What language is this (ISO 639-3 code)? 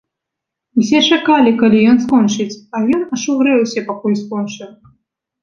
bel